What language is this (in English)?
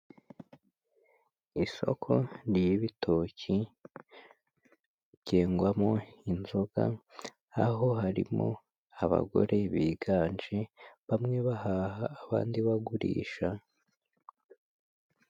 Kinyarwanda